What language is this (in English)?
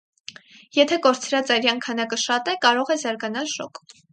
Armenian